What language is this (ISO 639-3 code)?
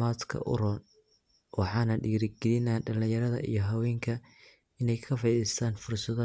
som